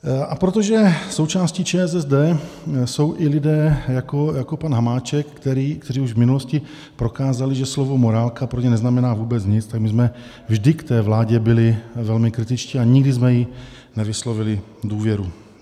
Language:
Czech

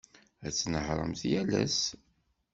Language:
Kabyle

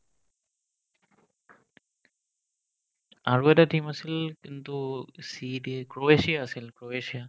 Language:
Assamese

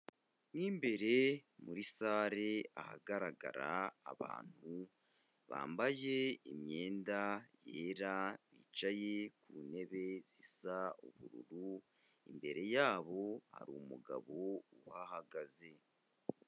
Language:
Kinyarwanda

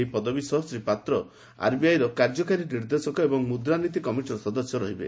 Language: Odia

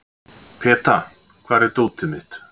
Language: Icelandic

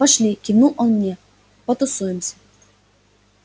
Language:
Russian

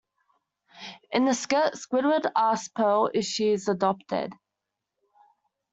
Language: English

